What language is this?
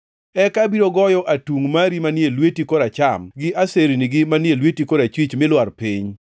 Luo (Kenya and Tanzania)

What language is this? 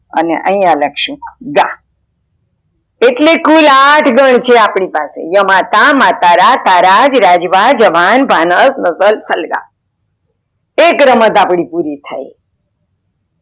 Gujarati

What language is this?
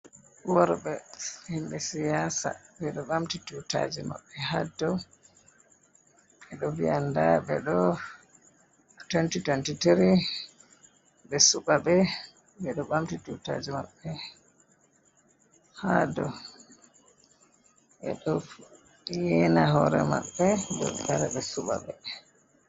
Fula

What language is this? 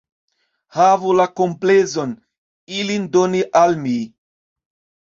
Esperanto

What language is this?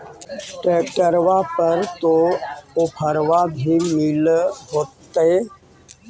Magahi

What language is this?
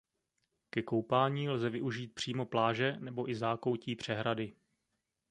Czech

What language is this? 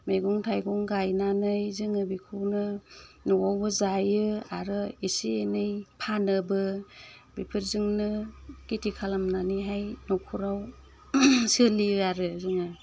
Bodo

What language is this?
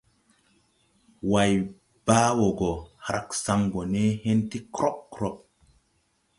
Tupuri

